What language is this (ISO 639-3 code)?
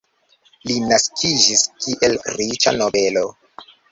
epo